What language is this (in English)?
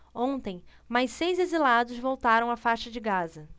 Portuguese